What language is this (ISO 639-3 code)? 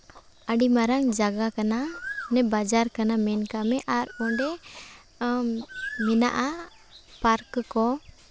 sat